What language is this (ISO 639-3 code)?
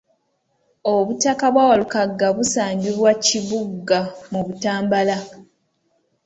lug